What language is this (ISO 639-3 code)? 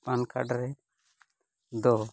sat